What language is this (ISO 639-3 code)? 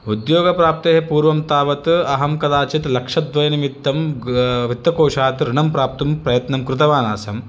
san